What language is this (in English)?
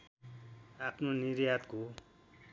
Nepali